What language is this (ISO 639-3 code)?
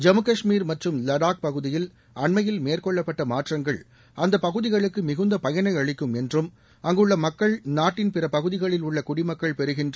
tam